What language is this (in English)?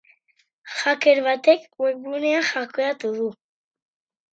Basque